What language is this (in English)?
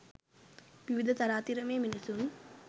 Sinhala